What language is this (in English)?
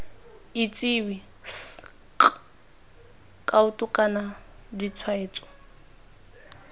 Tswana